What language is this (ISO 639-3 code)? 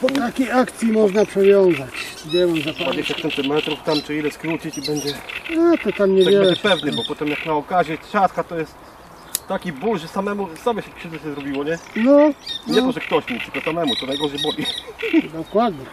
pol